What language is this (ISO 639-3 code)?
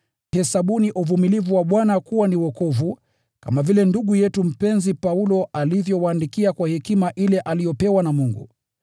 swa